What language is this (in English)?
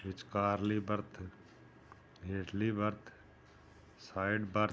Punjabi